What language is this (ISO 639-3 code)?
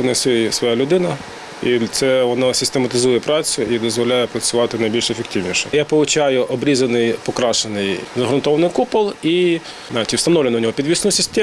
ukr